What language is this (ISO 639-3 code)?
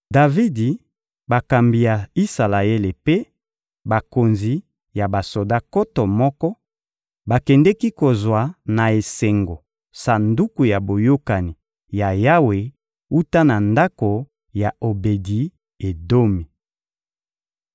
lin